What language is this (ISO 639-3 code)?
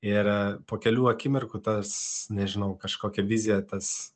lit